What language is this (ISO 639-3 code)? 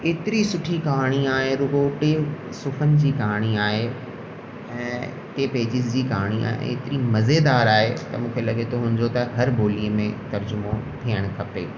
snd